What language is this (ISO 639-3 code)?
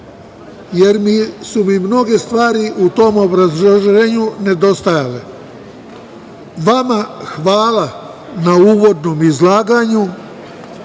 srp